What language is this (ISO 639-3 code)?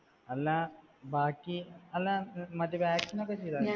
mal